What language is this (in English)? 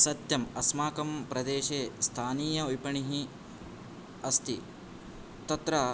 Sanskrit